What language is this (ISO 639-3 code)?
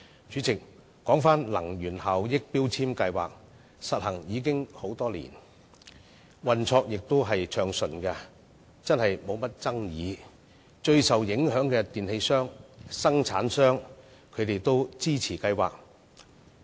yue